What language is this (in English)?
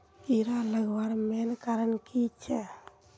Magahi